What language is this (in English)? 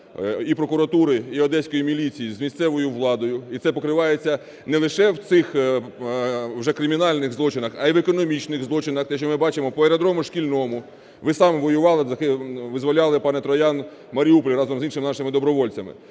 Ukrainian